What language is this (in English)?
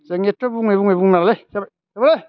Bodo